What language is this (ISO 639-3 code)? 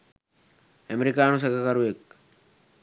sin